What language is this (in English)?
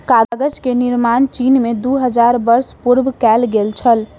Maithili